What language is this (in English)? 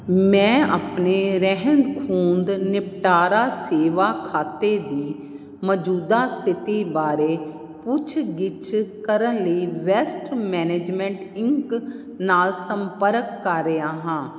Punjabi